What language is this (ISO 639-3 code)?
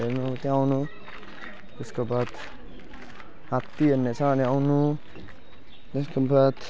nep